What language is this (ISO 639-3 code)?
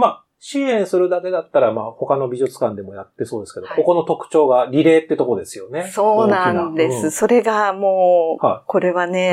jpn